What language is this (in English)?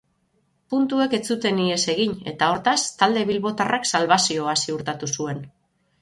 Basque